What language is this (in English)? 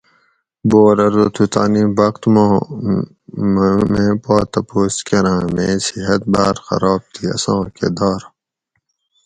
Gawri